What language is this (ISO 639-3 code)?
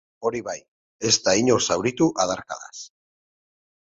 eus